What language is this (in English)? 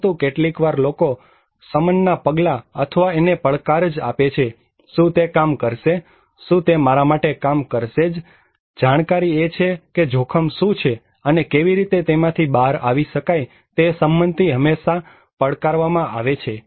Gujarati